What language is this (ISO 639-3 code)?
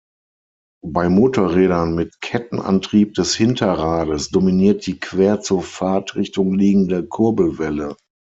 deu